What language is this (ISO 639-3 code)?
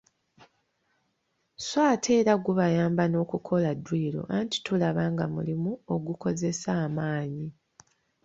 lug